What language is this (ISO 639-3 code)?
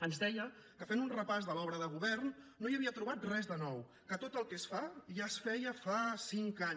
cat